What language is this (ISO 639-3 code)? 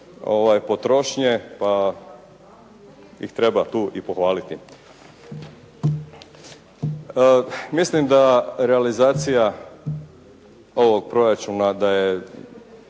hrv